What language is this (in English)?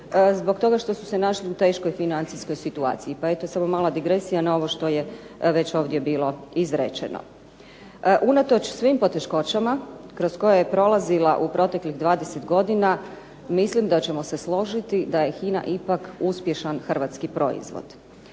Croatian